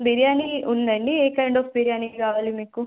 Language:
Telugu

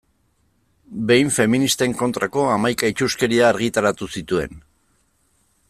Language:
Basque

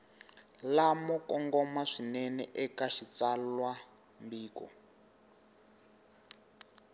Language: Tsonga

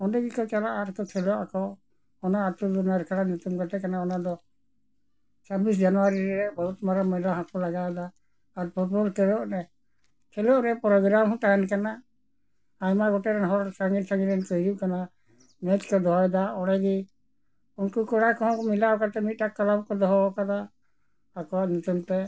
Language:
Santali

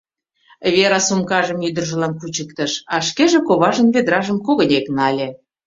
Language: Mari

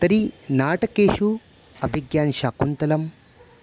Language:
Sanskrit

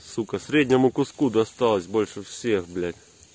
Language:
Russian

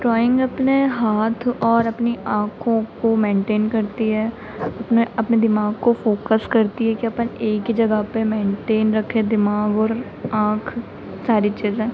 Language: Hindi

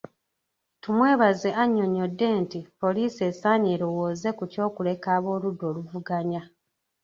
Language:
Ganda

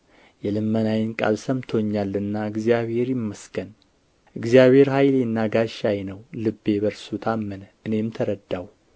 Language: Amharic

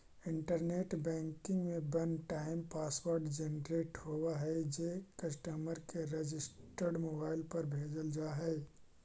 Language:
Magahi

